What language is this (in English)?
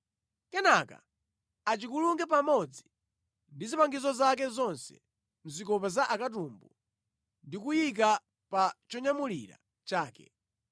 Nyanja